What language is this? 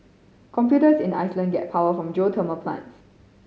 English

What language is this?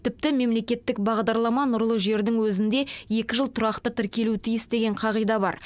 Kazakh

